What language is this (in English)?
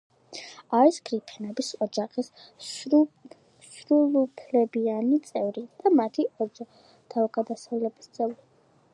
Georgian